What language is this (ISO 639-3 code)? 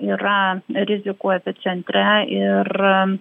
lit